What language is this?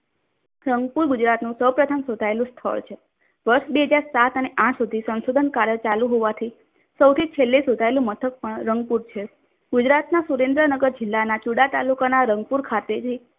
Gujarati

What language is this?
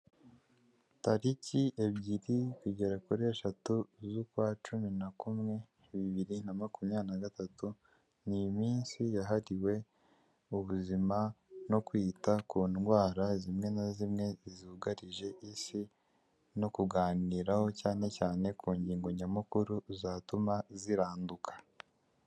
Kinyarwanda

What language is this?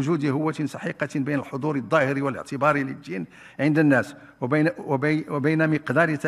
Arabic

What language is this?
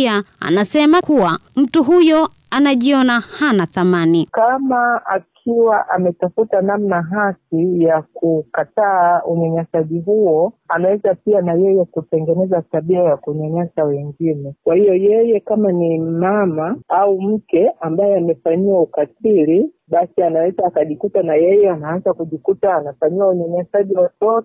Swahili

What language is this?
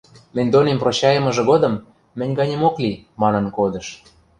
Western Mari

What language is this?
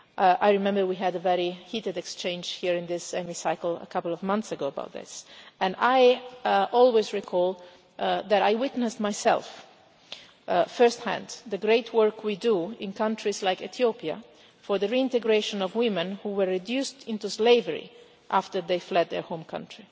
English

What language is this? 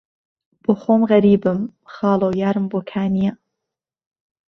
Central Kurdish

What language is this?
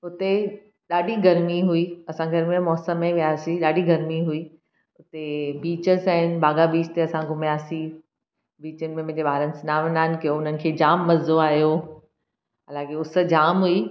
Sindhi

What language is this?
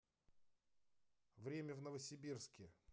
Russian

